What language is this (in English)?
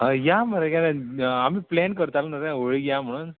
Konkani